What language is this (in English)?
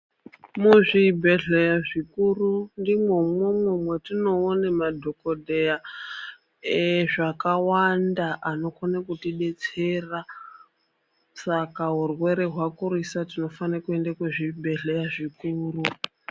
Ndau